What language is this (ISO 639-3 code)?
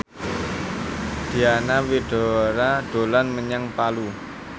jav